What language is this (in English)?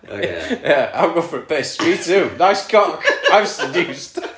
Welsh